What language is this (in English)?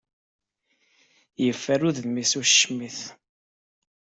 Kabyle